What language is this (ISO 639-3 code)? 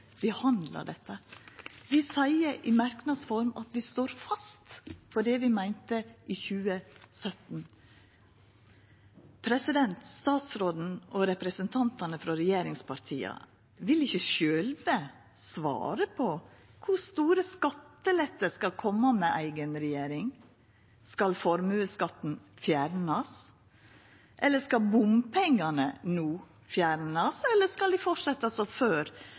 nno